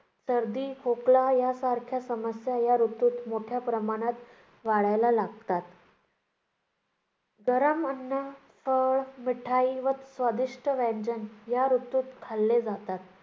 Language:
Marathi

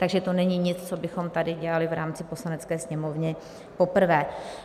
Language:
Czech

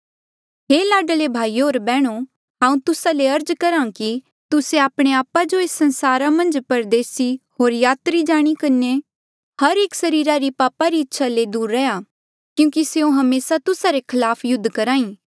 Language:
Mandeali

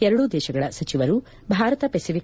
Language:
Kannada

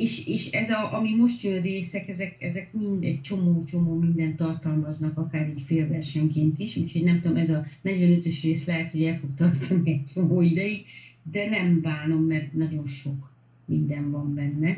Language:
Hungarian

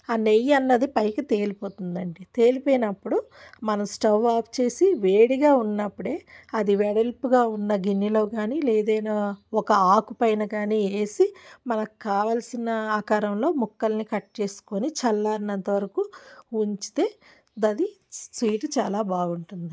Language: Telugu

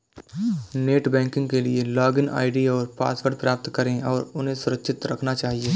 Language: Hindi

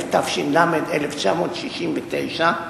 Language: Hebrew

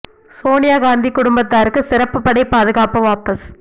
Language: Tamil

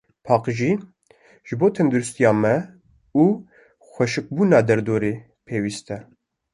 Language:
Kurdish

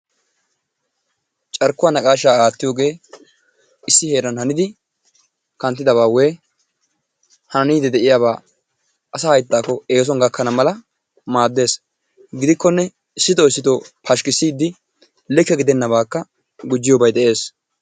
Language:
Wolaytta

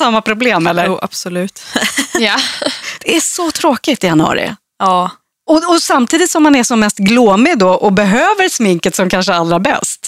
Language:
Swedish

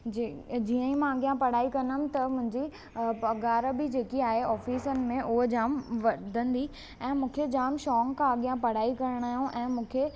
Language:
Sindhi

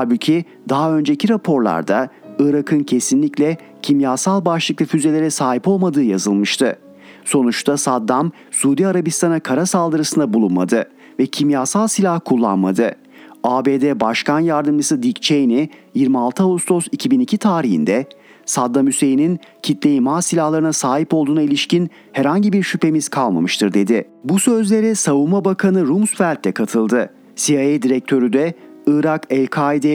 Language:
Turkish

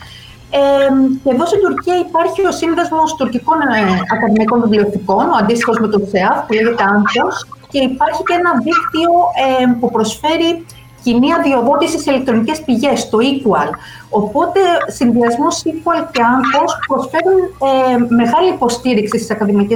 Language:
Greek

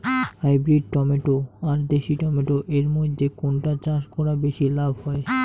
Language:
Bangla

